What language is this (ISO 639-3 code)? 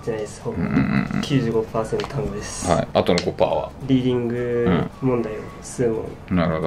jpn